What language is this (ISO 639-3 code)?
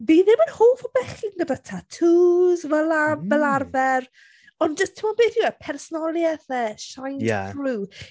cym